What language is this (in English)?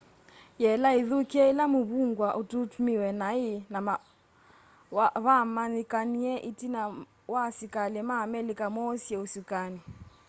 Kamba